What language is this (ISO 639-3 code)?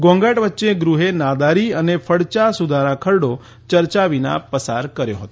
guj